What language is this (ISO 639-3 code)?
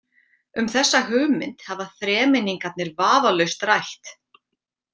isl